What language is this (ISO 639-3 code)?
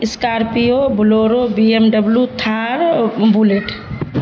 urd